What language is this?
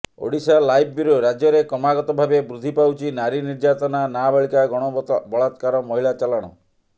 Odia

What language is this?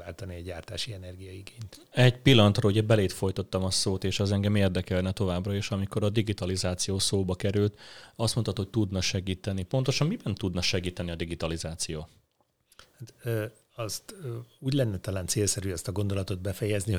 Hungarian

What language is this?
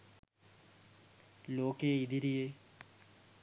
Sinhala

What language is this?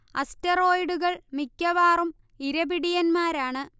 Malayalam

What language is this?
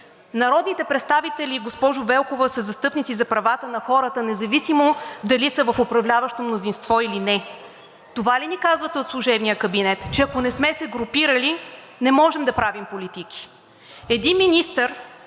Bulgarian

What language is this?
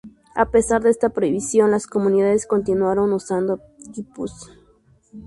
Spanish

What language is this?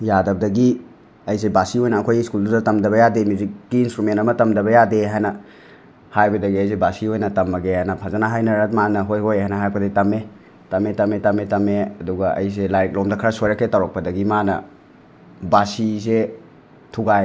Manipuri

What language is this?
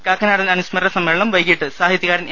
Malayalam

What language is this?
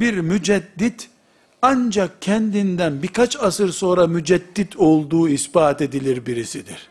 Turkish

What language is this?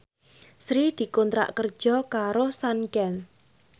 Javanese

